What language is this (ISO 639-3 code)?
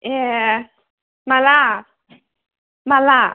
brx